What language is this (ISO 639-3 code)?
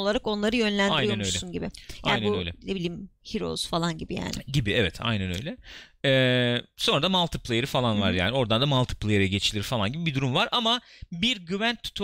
tur